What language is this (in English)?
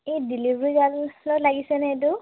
Assamese